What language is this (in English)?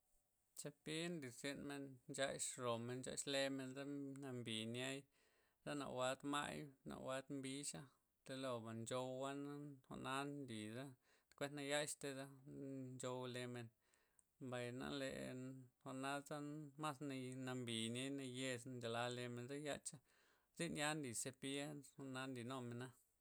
Loxicha Zapotec